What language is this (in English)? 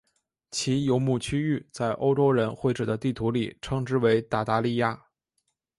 Chinese